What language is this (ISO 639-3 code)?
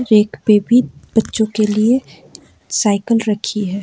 hin